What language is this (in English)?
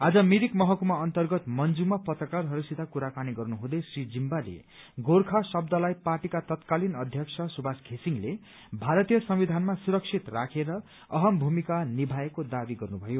Nepali